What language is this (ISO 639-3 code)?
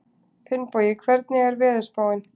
isl